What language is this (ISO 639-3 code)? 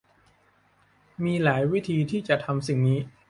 tha